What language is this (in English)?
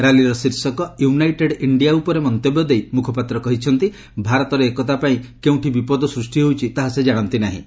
Odia